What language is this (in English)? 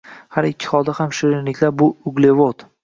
Uzbek